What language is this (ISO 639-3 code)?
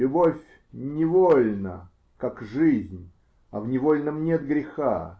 rus